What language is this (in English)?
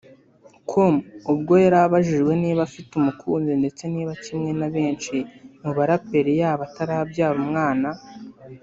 Kinyarwanda